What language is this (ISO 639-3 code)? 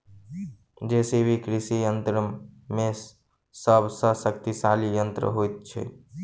mai